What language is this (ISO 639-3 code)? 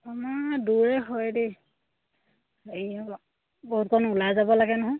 asm